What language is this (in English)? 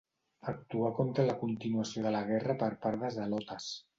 Catalan